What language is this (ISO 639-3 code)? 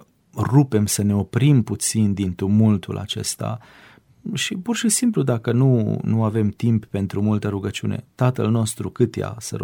ron